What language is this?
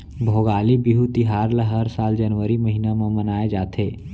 Chhattisgarhi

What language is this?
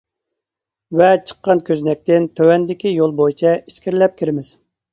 Uyghur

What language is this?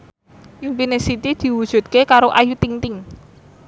Javanese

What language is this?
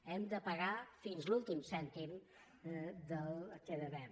Catalan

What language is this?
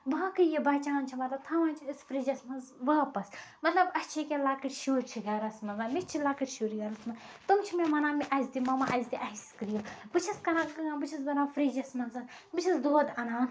Kashmiri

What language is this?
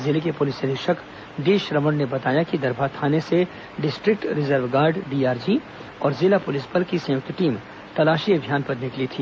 Hindi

